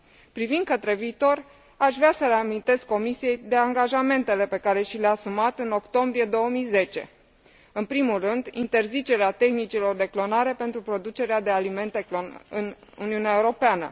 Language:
Romanian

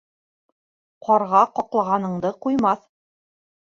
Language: Bashkir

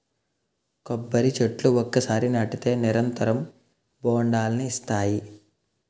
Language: Telugu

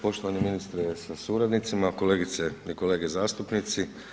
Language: Croatian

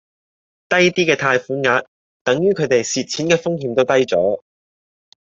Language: Cantonese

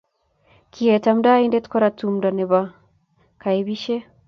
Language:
Kalenjin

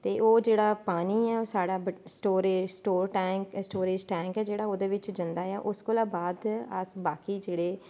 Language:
Dogri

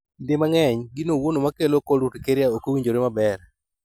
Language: Luo (Kenya and Tanzania)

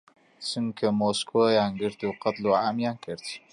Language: Central Kurdish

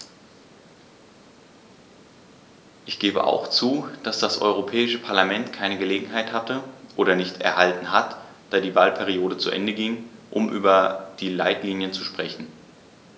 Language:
German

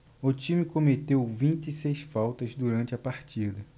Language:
Portuguese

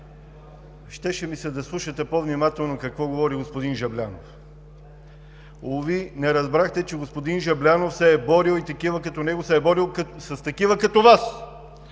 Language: Bulgarian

